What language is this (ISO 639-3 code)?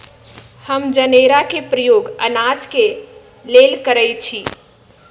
mag